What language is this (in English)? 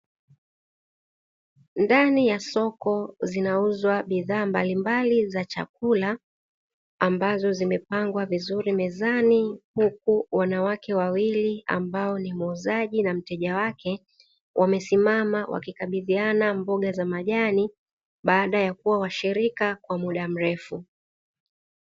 Swahili